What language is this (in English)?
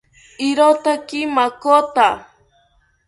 South Ucayali Ashéninka